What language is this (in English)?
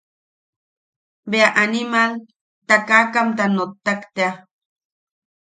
Yaqui